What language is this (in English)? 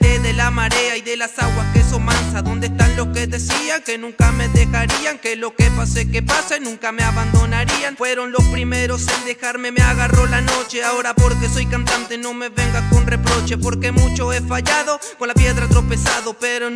Spanish